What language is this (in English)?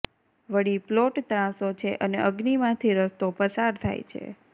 Gujarati